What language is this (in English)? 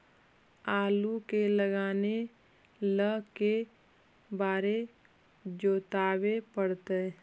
Magahi